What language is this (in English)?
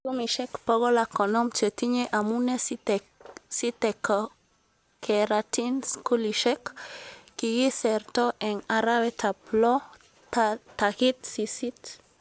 Kalenjin